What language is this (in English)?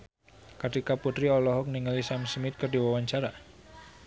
Sundanese